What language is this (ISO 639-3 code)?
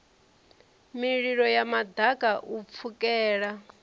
ven